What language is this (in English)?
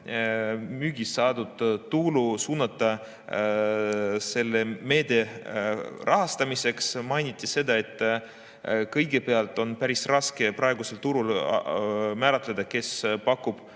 Estonian